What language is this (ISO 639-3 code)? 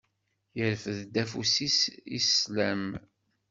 kab